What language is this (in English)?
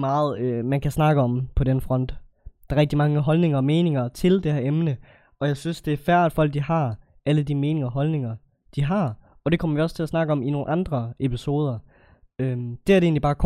Danish